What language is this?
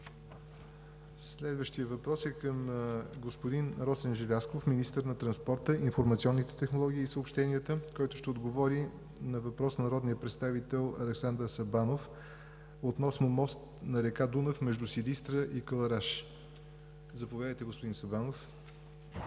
Bulgarian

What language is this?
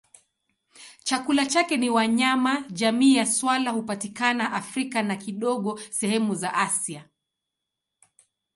Swahili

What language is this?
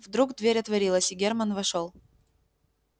Russian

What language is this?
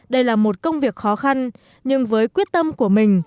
Vietnamese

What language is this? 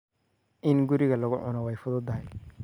Somali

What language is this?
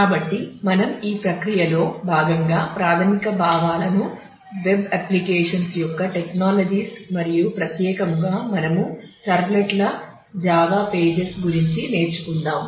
Telugu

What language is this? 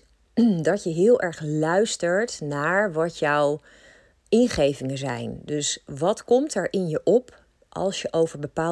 Dutch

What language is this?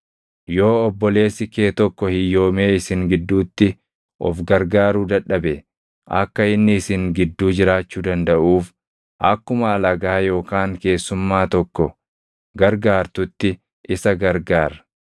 Oromo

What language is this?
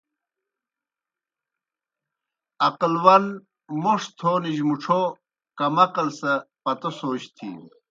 Kohistani Shina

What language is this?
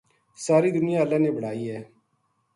Gujari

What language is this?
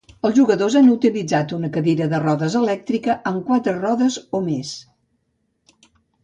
Catalan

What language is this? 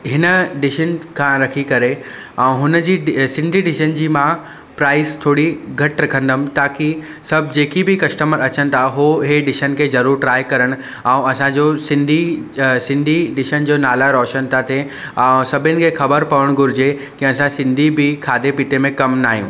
Sindhi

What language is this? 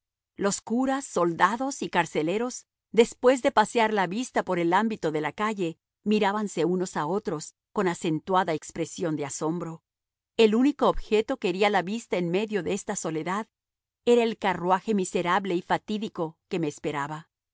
Spanish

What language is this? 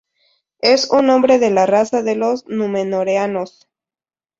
Spanish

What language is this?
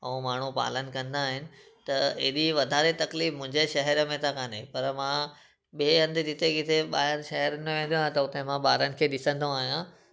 Sindhi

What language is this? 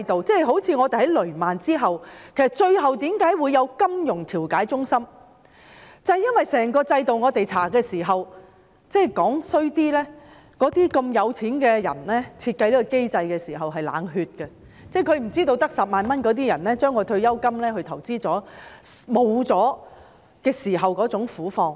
Cantonese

